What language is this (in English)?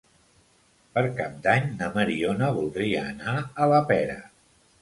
Catalan